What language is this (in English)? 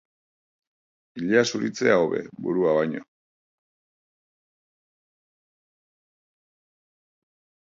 Basque